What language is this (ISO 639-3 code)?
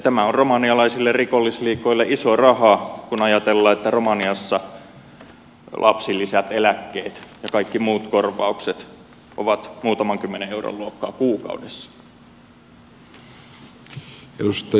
fin